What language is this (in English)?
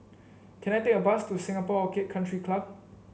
English